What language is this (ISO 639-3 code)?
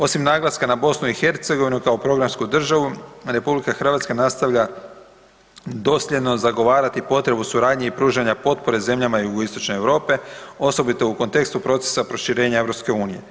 hrv